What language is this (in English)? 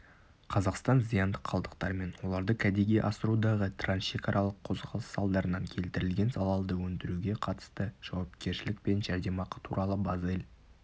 Kazakh